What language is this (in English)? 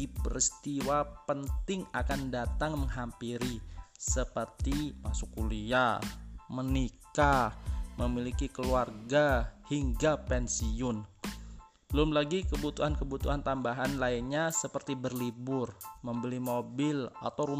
Indonesian